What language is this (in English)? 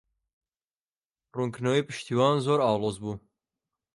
Central Kurdish